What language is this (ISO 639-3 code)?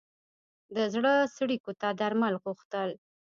pus